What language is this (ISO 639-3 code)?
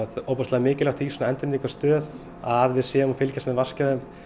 isl